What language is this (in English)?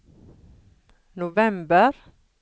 Norwegian